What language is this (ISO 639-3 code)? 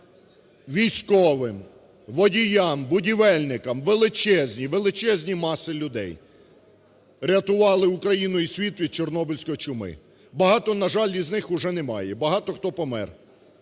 ukr